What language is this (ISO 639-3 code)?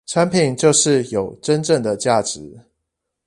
zho